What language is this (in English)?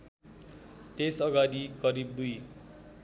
Nepali